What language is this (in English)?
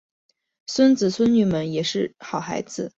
Chinese